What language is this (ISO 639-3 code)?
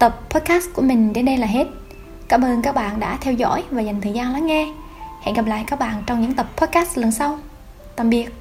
vie